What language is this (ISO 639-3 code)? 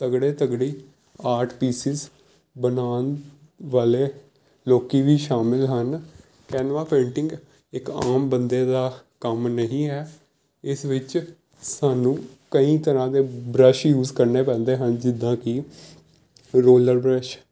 pan